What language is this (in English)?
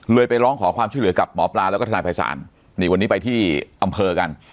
Thai